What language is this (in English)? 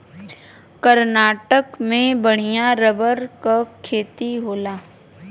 Bhojpuri